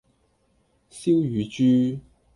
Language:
Cantonese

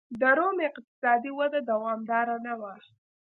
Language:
Pashto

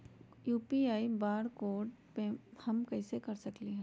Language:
Magahi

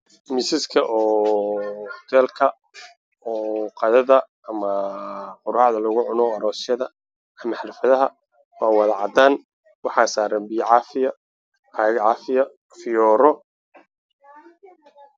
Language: Somali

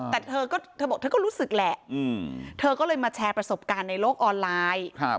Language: Thai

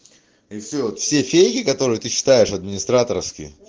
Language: Russian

